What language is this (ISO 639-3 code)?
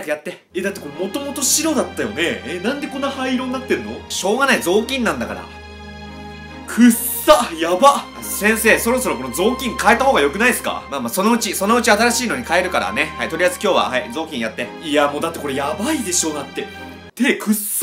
jpn